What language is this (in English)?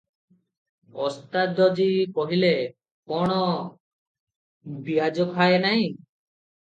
Odia